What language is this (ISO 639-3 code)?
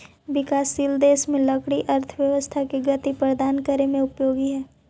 mag